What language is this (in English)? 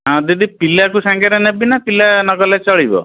Odia